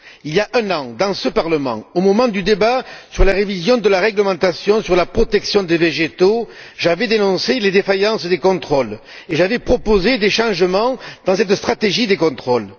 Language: French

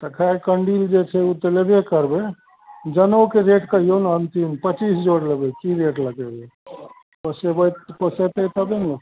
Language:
Maithili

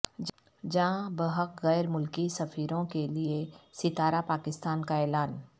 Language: Urdu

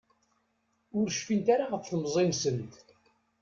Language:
Kabyle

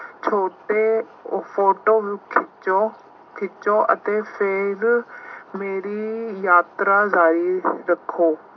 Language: Punjabi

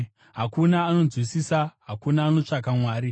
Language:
Shona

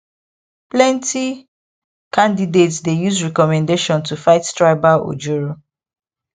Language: Nigerian Pidgin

